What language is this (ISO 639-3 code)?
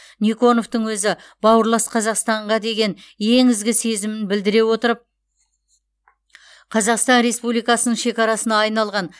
kaz